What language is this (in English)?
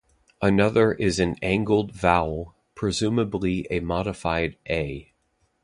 English